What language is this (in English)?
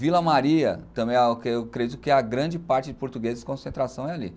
Portuguese